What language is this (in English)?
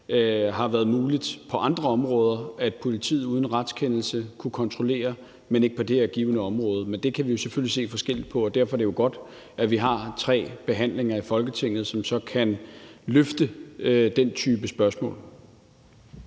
Danish